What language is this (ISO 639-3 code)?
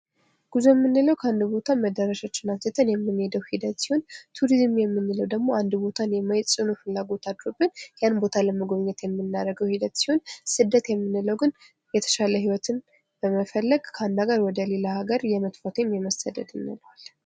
amh